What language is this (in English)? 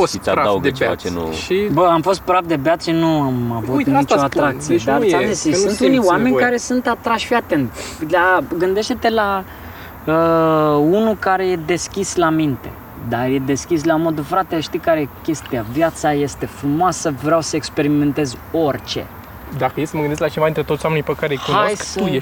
Romanian